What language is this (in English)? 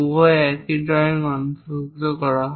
Bangla